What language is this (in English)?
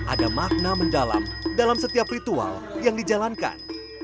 Indonesian